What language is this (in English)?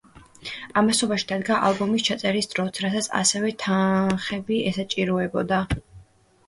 Georgian